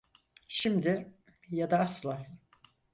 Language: Turkish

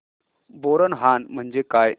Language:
Marathi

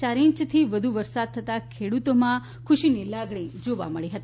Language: Gujarati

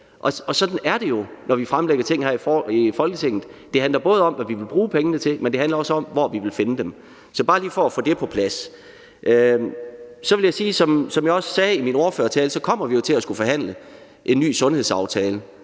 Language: Danish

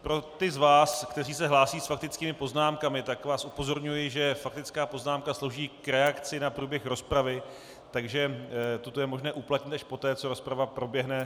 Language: Czech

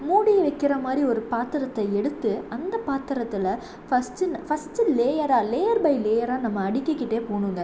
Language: Tamil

